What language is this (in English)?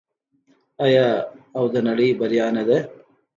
Pashto